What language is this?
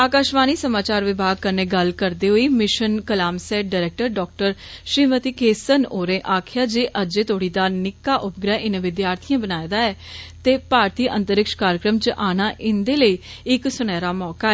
Dogri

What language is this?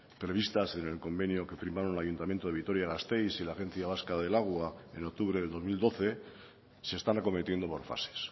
Spanish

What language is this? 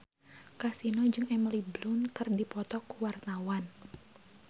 Sundanese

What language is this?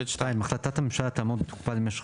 Hebrew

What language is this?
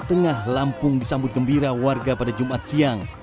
Indonesian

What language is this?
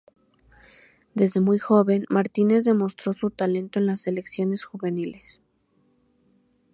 Spanish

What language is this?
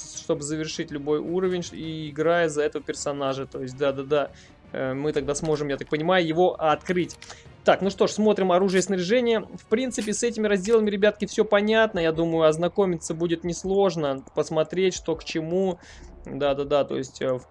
Russian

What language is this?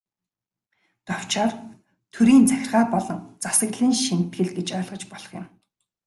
Mongolian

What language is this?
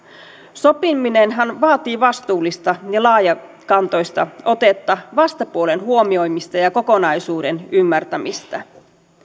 Finnish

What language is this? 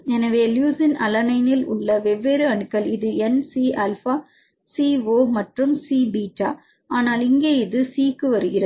Tamil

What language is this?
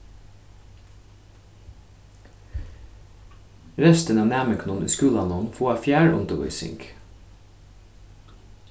Faroese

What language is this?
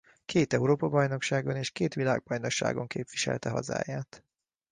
Hungarian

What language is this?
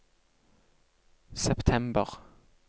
Norwegian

